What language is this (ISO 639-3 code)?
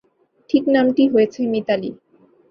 ben